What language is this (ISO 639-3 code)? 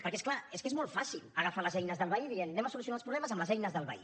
cat